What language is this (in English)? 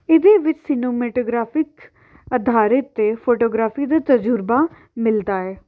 Punjabi